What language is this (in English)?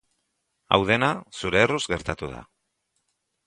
Basque